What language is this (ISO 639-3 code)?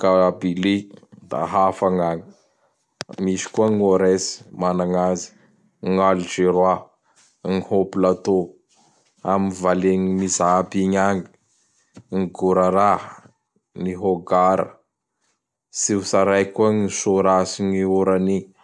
bhr